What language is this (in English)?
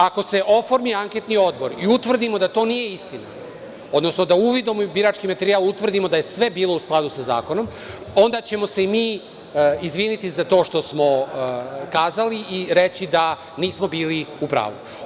Serbian